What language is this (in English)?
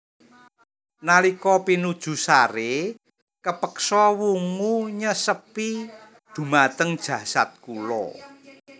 Javanese